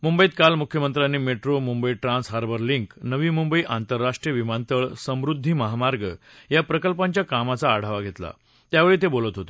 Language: Marathi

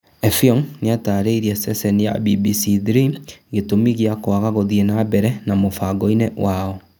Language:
Kikuyu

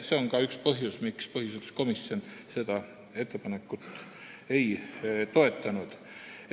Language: Estonian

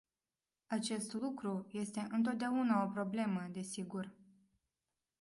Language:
Romanian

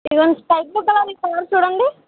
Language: Telugu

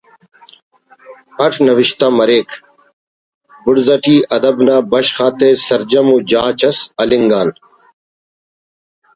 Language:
Brahui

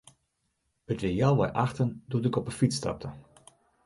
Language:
Western Frisian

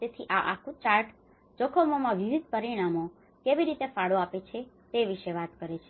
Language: Gujarati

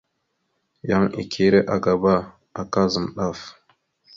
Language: Mada (Cameroon)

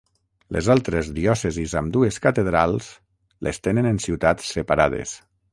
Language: Catalan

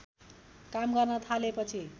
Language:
Nepali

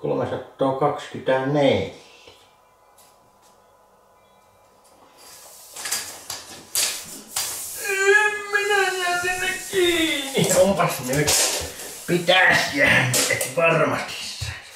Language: Finnish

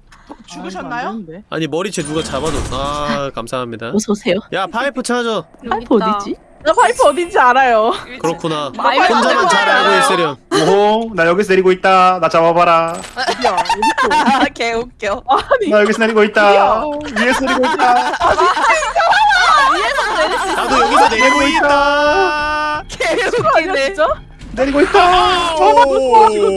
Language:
Korean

